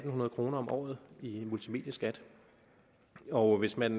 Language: Danish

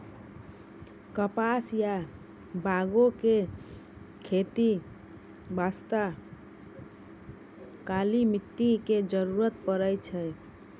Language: Maithili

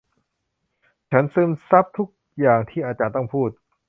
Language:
Thai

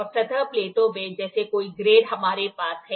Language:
Hindi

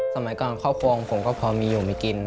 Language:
Thai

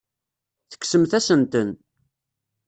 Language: Kabyle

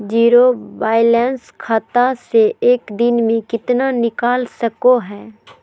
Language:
Magahi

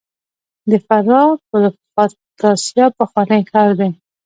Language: Pashto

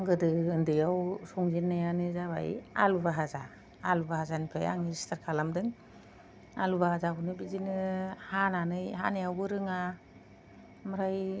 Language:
Bodo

